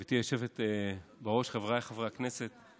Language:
Hebrew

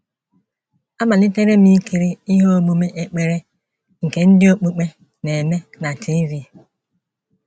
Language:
Igbo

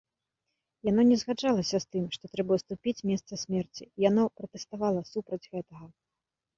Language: Belarusian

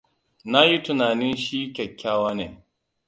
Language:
Hausa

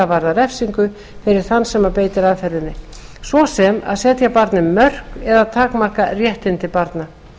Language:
Icelandic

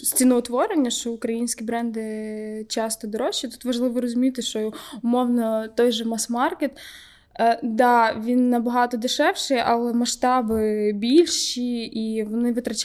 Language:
Ukrainian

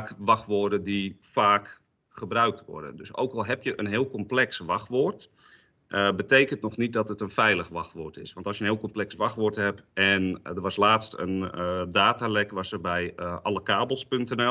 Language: Dutch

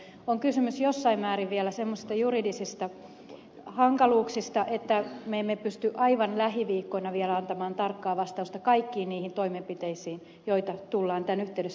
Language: Finnish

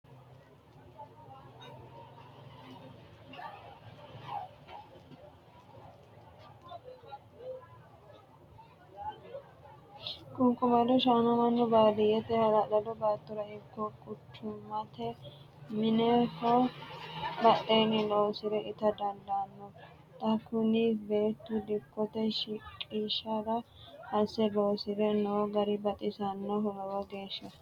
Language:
Sidamo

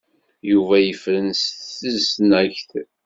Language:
Kabyle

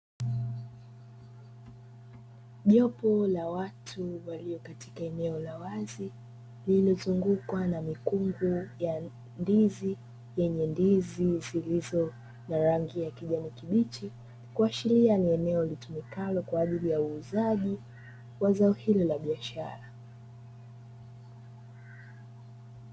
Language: Swahili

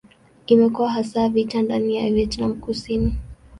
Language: Swahili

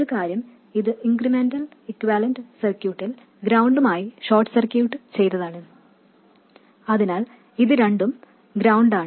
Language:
Malayalam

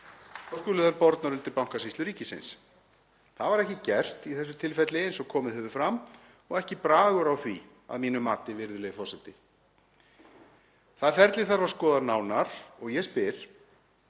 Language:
Icelandic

